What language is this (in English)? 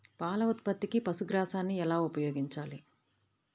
Telugu